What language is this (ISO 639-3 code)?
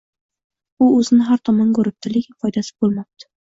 uzb